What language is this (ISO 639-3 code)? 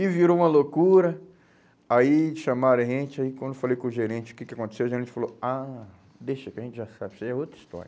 por